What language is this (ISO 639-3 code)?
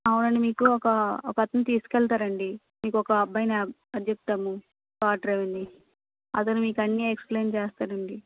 tel